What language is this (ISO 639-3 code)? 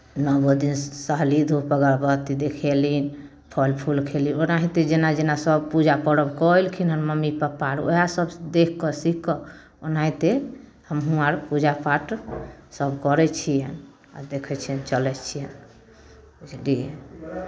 mai